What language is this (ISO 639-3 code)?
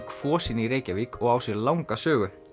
isl